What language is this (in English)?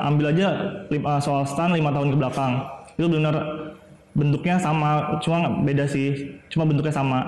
Indonesian